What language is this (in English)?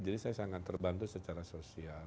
Indonesian